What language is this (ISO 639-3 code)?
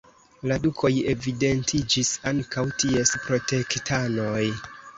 epo